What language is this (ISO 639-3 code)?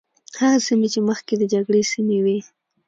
pus